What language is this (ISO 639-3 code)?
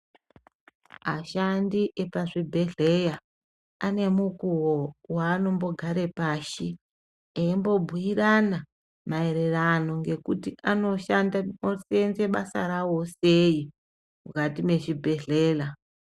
ndc